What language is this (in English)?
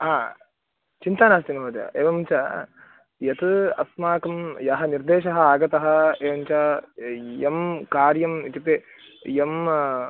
Sanskrit